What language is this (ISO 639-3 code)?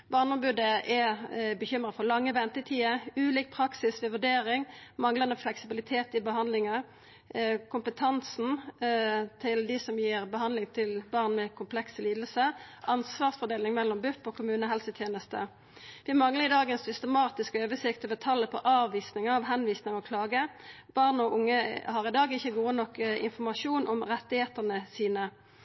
nno